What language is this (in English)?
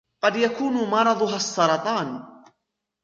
Arabic